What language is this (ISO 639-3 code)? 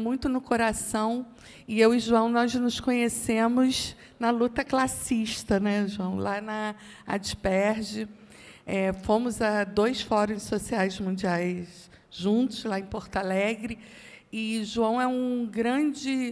por